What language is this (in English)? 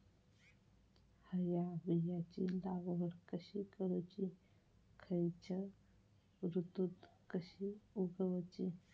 Marathi